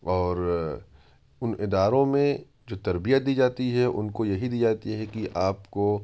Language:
Urdu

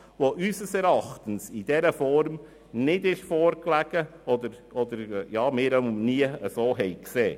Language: Swiss German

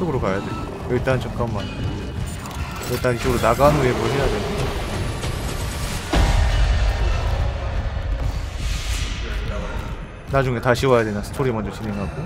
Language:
Korean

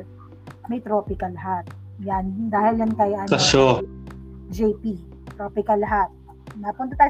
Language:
Filipino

